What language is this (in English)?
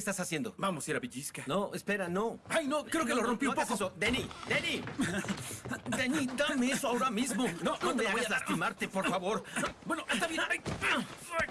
Spanish